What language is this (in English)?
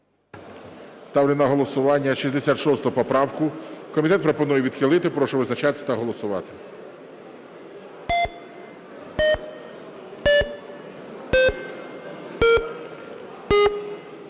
Ukrainian